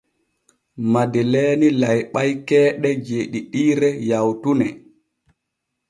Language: Borgu Fulfulde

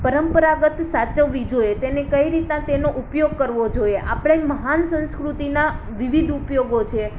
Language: Gujarati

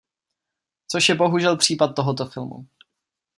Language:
Czech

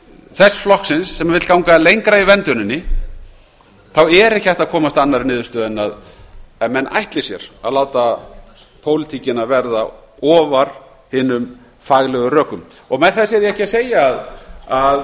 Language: Icelandic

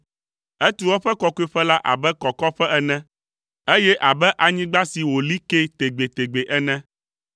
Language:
Ewe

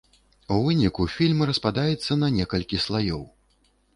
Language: Belarusian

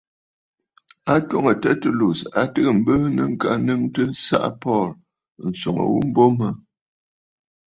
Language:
Bafut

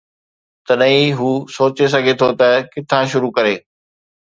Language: Sindhi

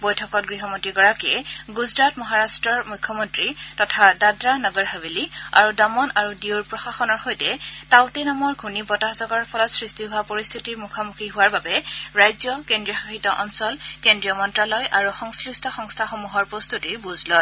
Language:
Assamese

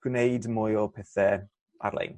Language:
Welsh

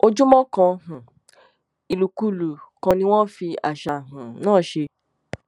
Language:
Yoruba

